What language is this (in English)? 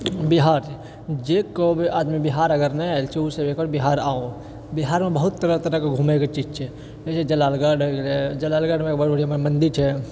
Maithili